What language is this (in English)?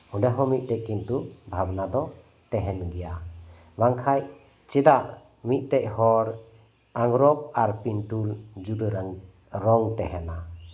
Santali